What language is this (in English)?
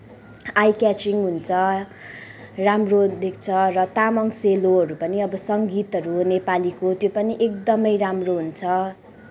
Nepali